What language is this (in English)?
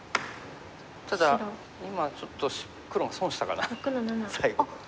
Japanese